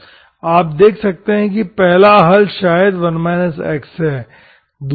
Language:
Hindi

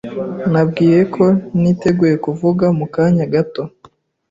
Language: Kinyarwanda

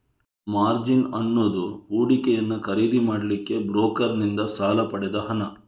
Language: Kannada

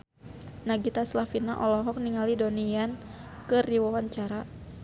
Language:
Sundanese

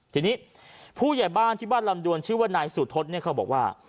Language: Thai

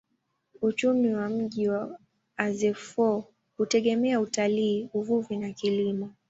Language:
Swahili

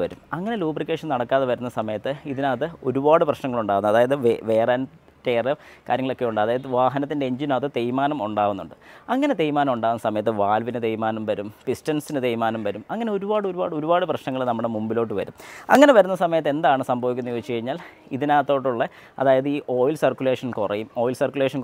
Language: Malayalam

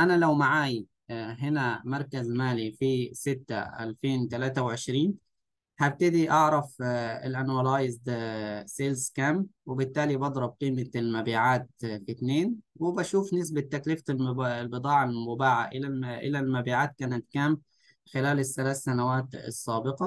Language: Arabic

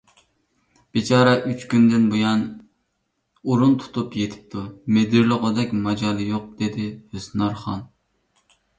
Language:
Uyghur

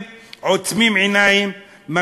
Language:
Hebrew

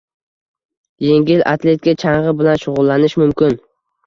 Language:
Uzbek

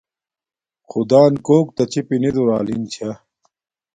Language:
Domaaki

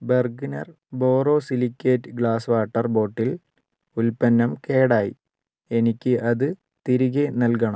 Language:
Malayalam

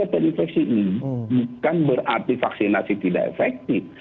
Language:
Indonesian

